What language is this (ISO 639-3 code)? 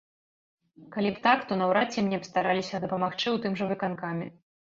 bel